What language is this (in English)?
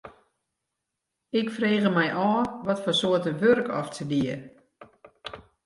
Western Frisian